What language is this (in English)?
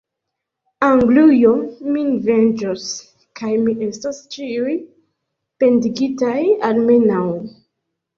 Esperanto